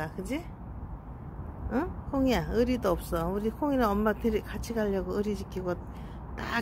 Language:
Korean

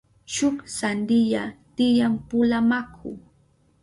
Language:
Southern Pastaza Quechua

